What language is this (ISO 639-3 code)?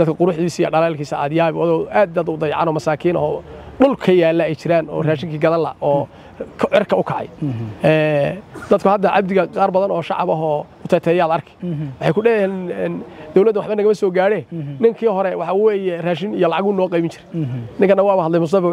ara